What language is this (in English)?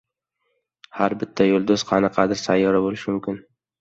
Uzbek